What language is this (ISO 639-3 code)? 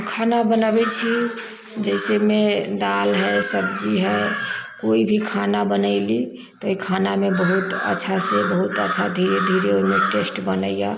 mai